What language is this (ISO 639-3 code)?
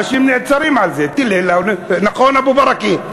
heb